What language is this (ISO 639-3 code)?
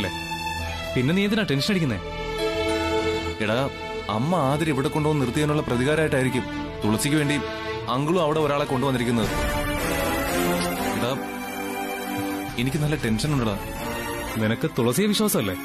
mal